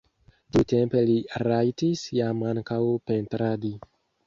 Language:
Esperanto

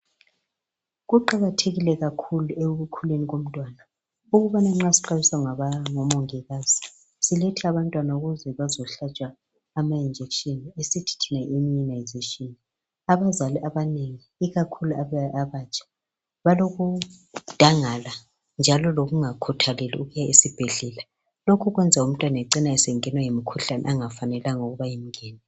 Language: North Ndebele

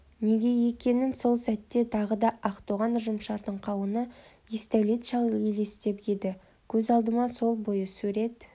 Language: Kazakh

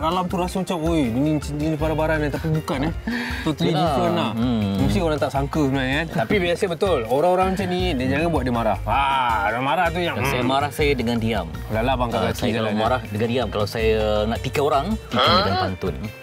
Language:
Malay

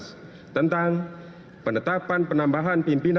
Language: Indonesian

